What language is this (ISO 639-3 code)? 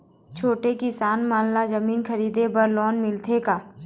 hne